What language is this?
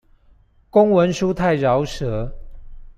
Chinese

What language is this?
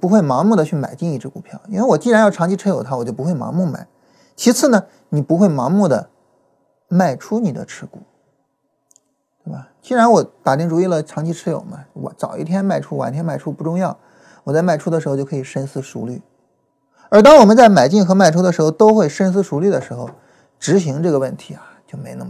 Chinese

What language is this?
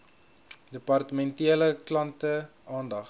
Afrikaans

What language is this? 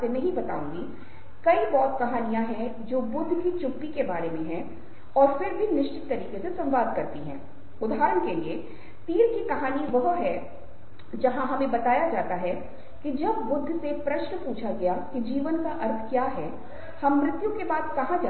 Hindi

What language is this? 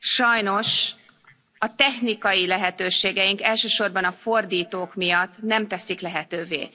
Hungarian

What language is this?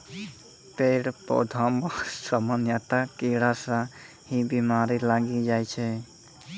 Maithili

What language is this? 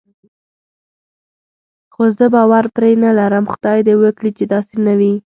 Pashto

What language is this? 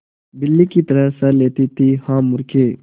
Hindi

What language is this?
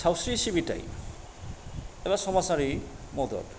Bodo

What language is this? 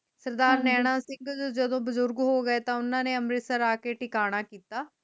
Punjabi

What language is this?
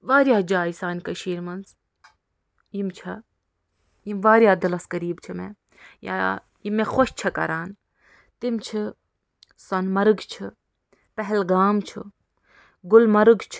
Kashmiri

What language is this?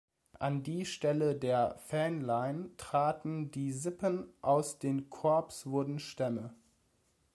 German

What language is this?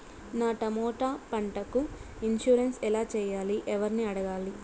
Telugu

